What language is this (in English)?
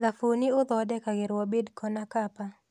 Kikuyu